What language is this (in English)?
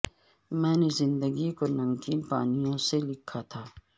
Urdu